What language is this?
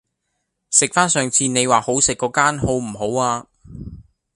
Cantonese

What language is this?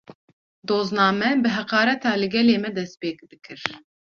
Kurdish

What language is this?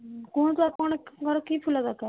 Odia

